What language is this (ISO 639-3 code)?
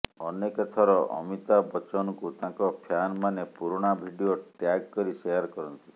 ori